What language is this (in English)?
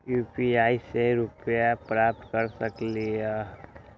Magahi